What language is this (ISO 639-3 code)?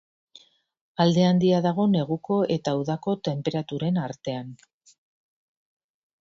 eus